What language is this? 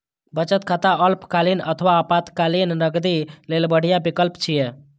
Maithili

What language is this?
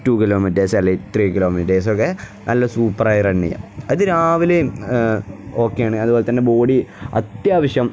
Malayalam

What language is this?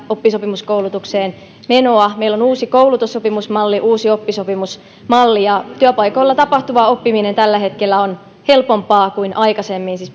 Finnish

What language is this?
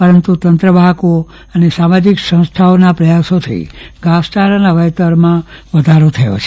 Gujarati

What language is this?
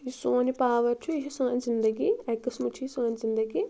Kashmiri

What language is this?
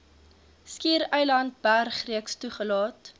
Afrikaans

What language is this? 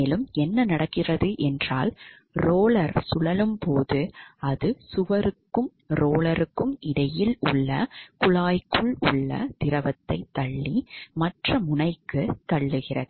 Tamil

